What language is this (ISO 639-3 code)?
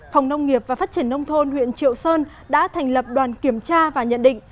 vie